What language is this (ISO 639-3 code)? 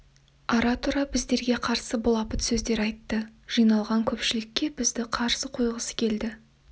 kaz